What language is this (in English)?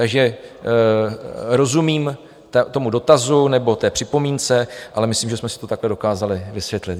Czech